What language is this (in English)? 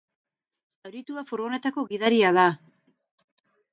Basque